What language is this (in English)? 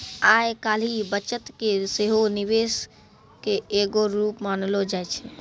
Maithili